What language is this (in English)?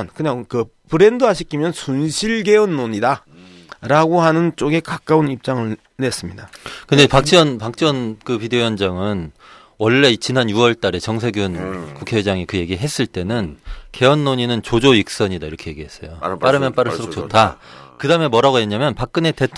Korean